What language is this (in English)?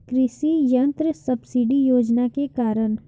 Bhojpuri